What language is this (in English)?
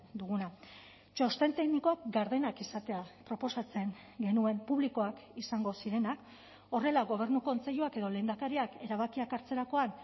Basque